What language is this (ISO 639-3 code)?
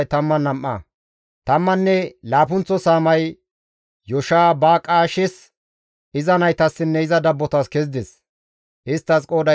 gmv